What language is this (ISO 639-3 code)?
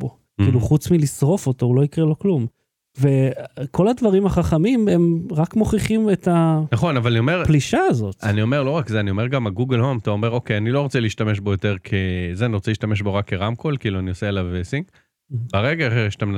heb